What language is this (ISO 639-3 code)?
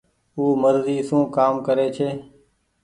gig